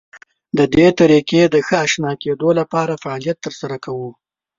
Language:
Pashto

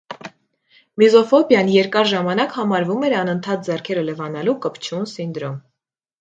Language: Armenian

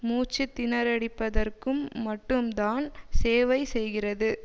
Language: Tamil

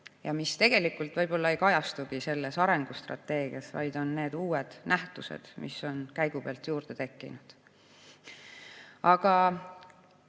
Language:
Estonian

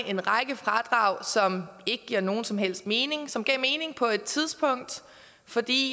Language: Danish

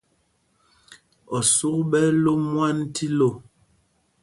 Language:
Mpumpong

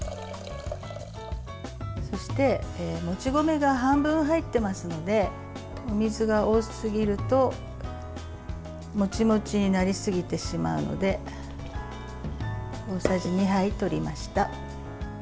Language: Japanese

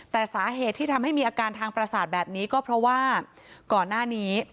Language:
Thai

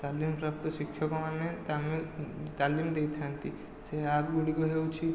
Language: Odia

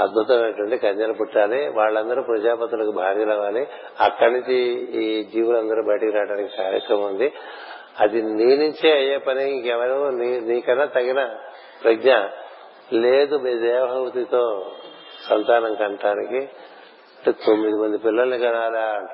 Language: Telugu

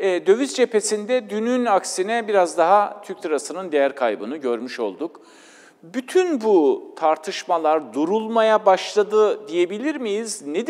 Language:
Turkish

